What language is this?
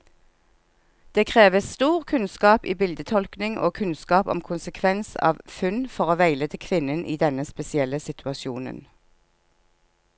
Norwegian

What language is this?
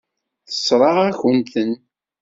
Kabyle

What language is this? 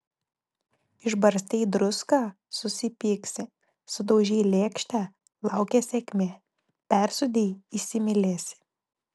Lithuanian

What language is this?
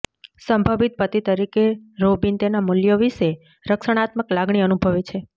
Gujarati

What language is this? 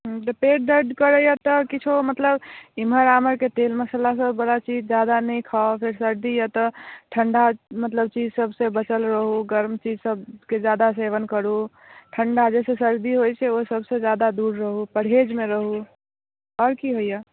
Maithili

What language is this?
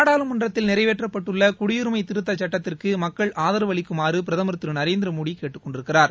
Tamil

